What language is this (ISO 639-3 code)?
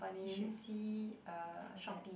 eng